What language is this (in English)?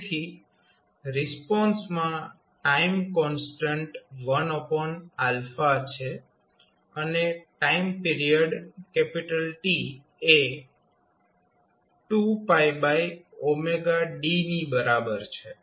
Gujarati